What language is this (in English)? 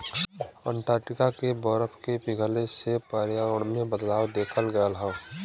Bhojpuri